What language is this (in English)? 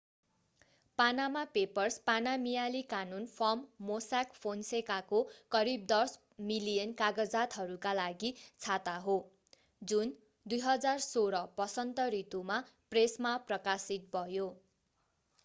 Nepali